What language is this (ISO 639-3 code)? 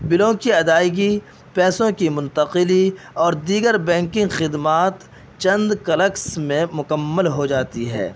urd